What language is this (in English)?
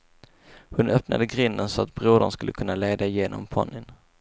Swedish